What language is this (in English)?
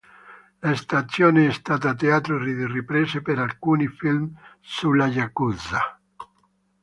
Italian